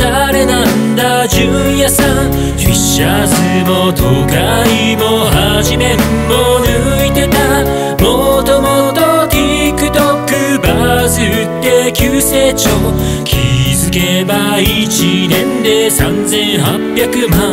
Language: Korean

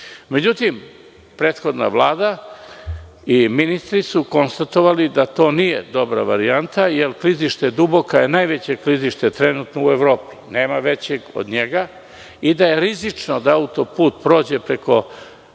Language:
Serbian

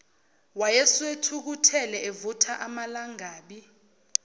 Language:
Zulu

